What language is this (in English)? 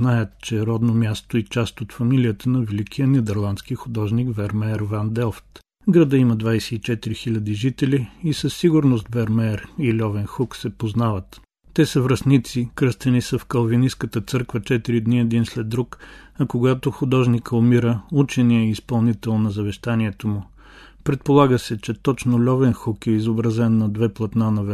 Bulgarian